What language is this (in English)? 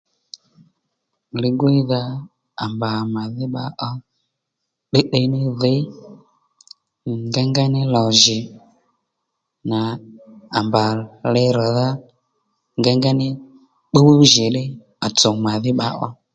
Lendu